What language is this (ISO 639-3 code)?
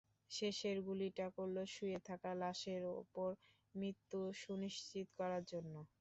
ben